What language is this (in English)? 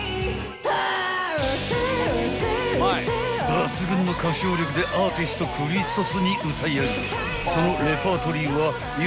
Japanese